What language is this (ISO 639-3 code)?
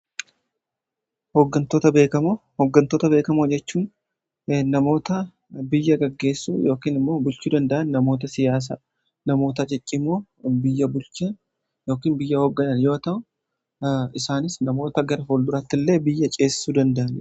orm